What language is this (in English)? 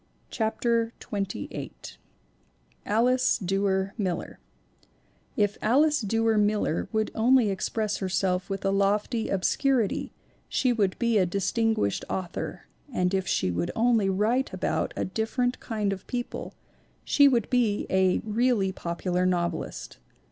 English